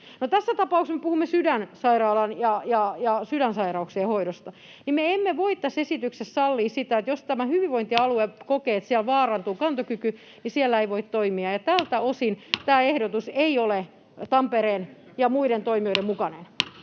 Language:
Finnish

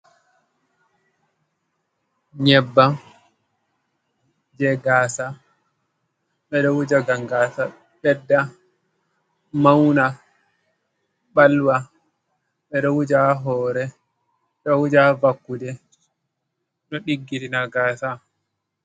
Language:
Fula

